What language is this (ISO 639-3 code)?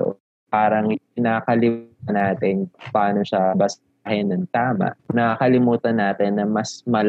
fil